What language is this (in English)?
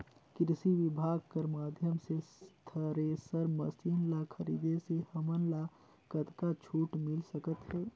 Chhattisgarhi